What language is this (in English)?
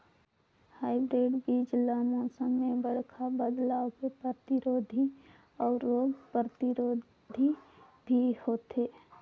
Chhattisgarhi